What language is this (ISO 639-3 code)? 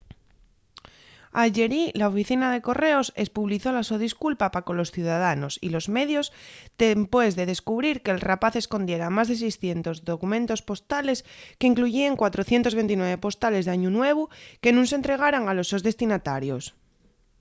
ast